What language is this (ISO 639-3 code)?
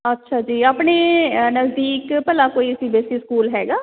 pan